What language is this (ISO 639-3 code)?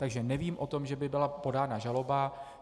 ces